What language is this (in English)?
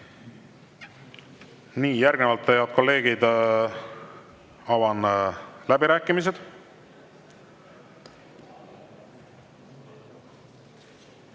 Estonian